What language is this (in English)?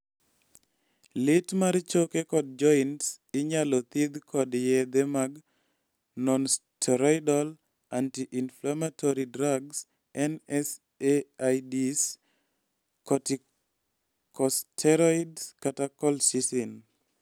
Luo (Kenya and Tanzania)